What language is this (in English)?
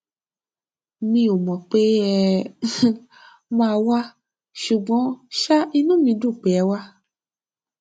Yoruba